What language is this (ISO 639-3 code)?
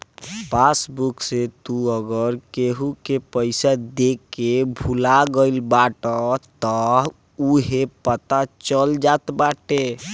bho